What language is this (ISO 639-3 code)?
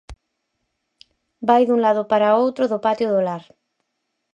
glg